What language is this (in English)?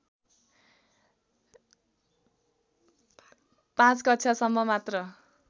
Nepali